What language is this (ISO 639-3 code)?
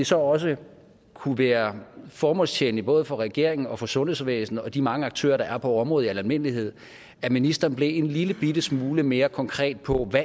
dan